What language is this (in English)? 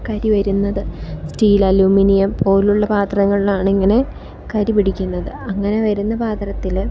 Malayalam